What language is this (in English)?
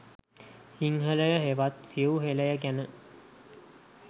Sinhala